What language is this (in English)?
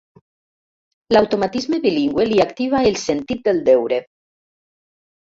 Catalan